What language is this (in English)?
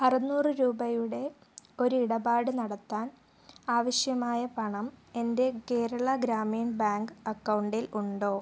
Malayalam